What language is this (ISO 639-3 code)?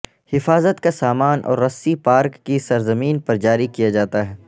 urd